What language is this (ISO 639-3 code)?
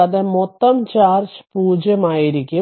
mal